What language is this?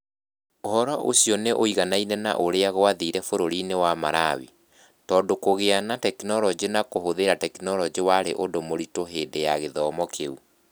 Kikuyu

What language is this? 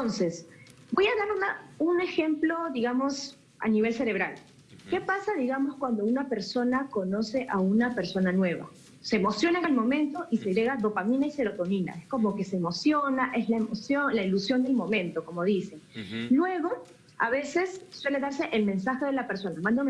Spanish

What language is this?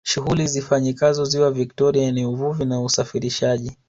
Swahili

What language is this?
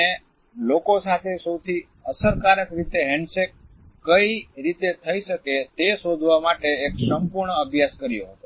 Gujarati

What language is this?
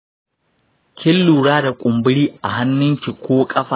Hausa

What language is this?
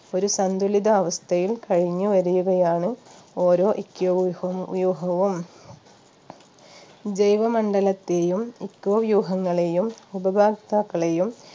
Malayalam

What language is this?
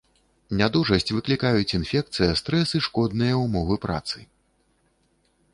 Belarusian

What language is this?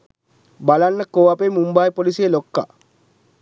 Sinhala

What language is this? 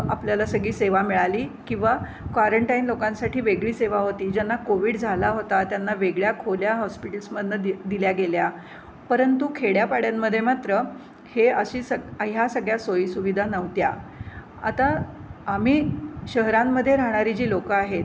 Marathi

